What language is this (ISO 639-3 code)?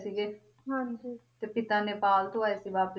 pan